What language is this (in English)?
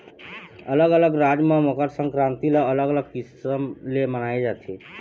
Chhattisgarhi